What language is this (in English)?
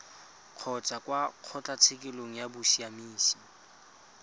Tswana